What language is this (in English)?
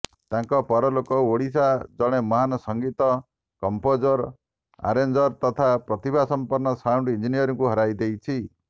Odia